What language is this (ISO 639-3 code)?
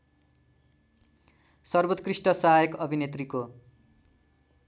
nep